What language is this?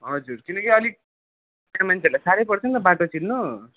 Nepali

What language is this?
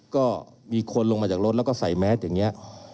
Thai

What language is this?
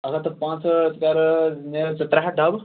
Kashmiri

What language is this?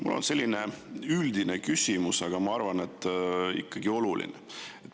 Estonian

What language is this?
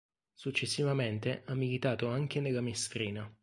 Italian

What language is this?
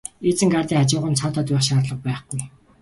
Mongolian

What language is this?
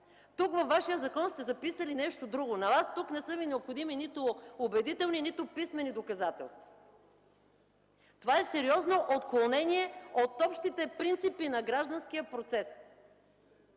Bulgarian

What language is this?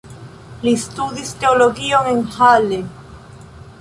Esperanto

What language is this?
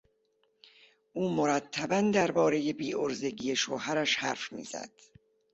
Persian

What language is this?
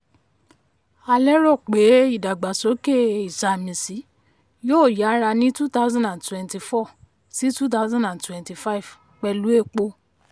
Yoruba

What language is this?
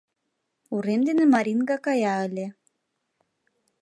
Mari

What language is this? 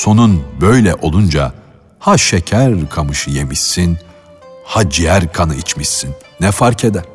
Turkish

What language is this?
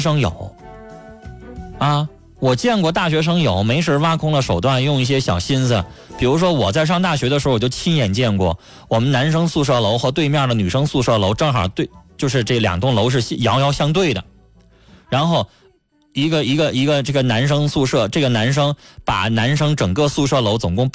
Chinese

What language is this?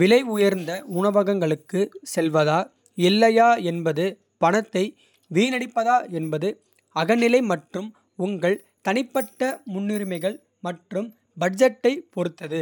Kota (India)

